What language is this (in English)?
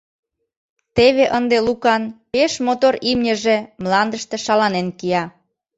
Mari